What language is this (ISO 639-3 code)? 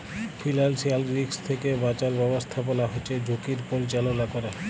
ben